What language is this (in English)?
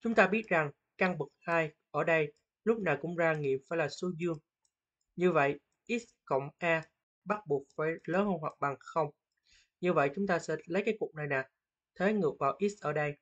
Vietnamese